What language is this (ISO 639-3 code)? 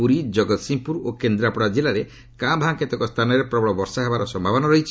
ori